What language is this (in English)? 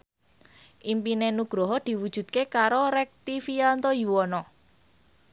Javanese